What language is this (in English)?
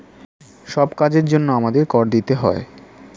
Bangla